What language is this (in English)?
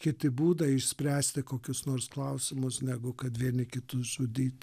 Lithuanian